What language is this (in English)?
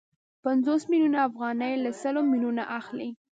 Pashto